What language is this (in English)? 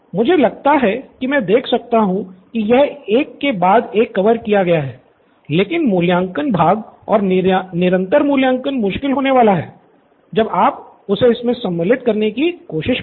Hindi